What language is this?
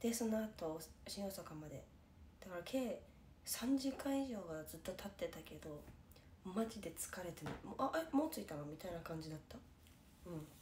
Japanese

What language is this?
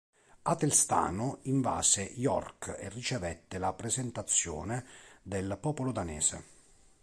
Italian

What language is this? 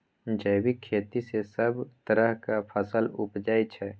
Maithili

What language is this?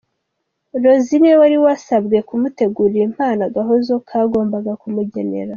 Kinyarwanda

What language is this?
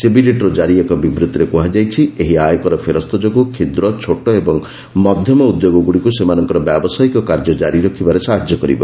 Odia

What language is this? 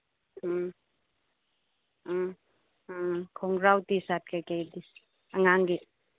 Manipuri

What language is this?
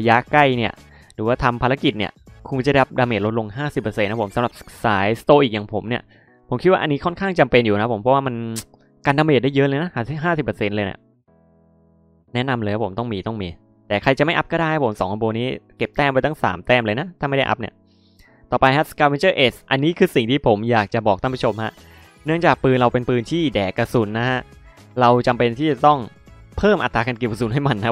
Thai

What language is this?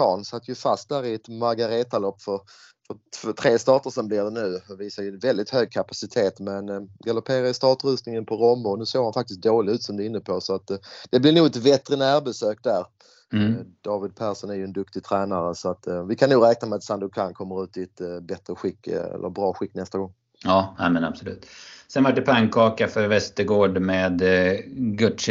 Swedish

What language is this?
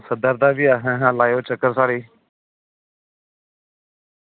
Dogri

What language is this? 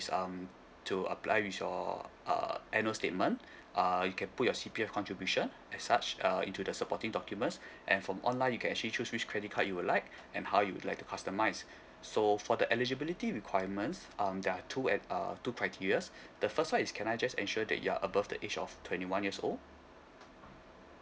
English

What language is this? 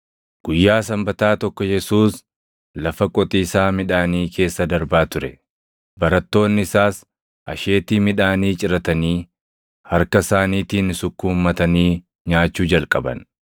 Oromo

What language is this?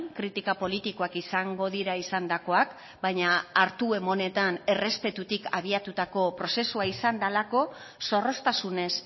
Basque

